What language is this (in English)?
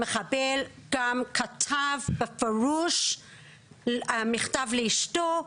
Hebrew